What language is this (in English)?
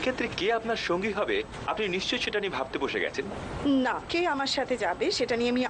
Italian